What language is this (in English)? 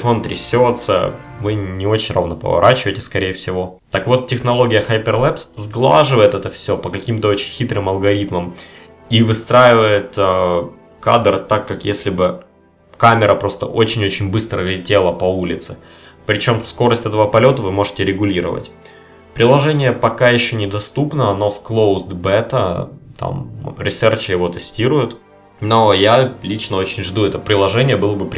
Russian